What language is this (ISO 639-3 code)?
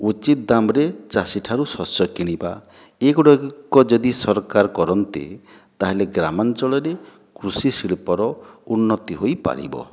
ori